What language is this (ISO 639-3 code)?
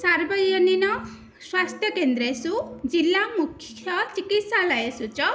san